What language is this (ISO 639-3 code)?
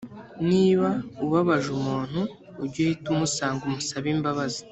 kin